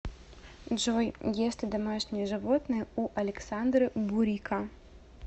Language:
Russian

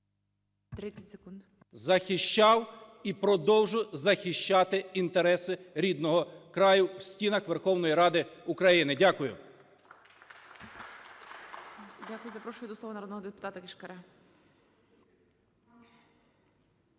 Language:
Ukrainian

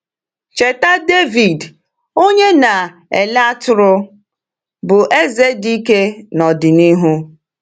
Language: Igbo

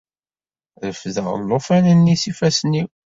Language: Kabyle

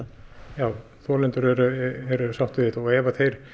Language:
Icelandic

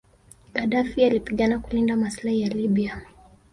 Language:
Swahili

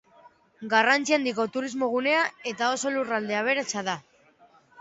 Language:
Basque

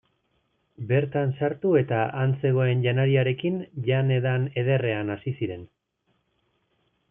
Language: Basque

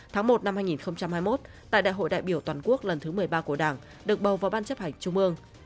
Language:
Vietnamese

